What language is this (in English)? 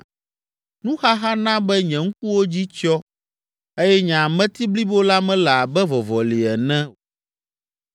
Ewe